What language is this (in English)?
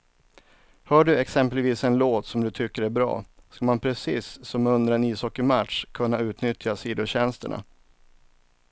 Swedish